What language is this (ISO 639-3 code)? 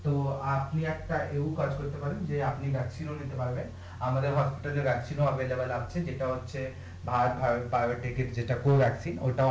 ben